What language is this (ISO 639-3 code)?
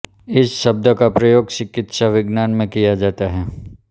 hin